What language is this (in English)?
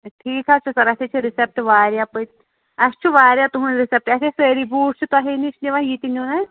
Kashmiri